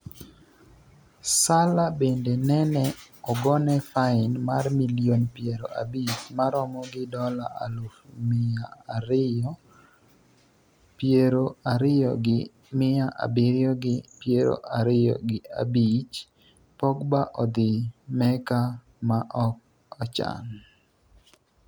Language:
Luo (Kenya and Tanzania)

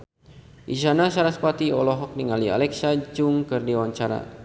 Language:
Sundanese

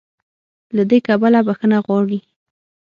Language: Pashto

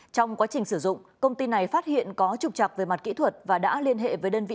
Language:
Vietnamese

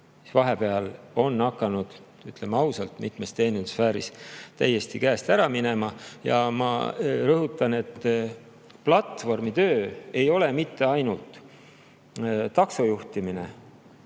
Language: Estonian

